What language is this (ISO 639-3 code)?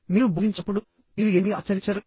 tel